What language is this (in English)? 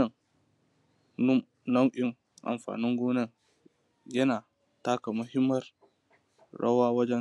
Hausa